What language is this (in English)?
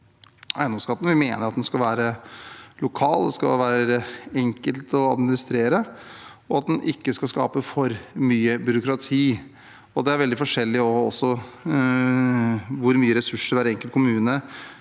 Norwegian